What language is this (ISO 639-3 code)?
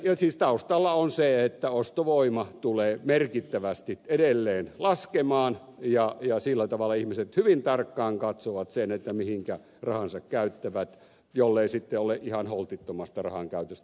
fin